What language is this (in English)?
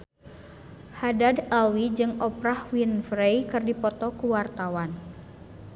Sundanese